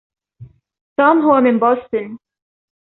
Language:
Arabic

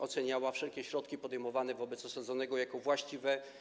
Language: Polish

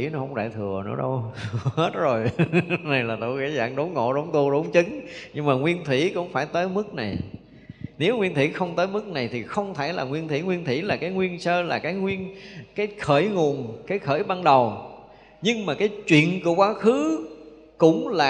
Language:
Vietnamese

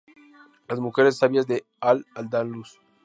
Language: Spanish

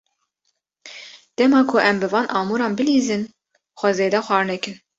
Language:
Kurdish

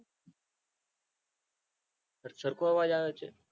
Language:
Gujarati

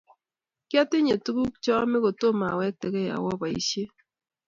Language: Kalenjin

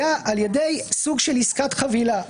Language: Hebrew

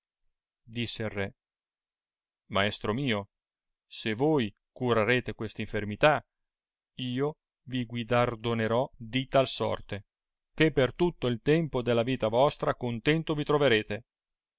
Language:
Italian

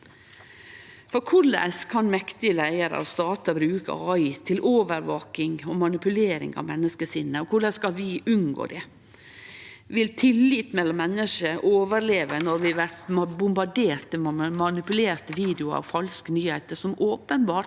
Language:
Norwegian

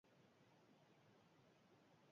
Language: Basque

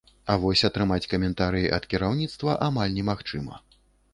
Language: Belarusian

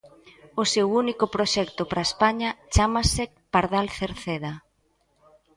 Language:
Galician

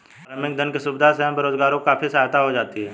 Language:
Hindi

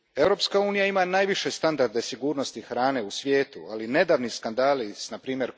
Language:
Croatian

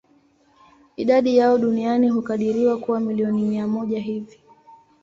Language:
Swahili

